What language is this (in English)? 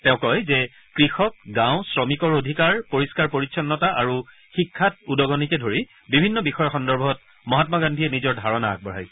Assamese